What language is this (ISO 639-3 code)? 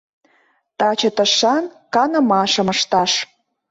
chm